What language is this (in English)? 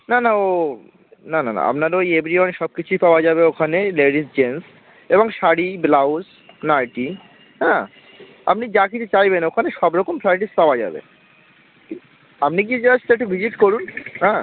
Bangla